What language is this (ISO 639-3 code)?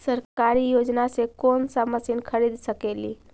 mag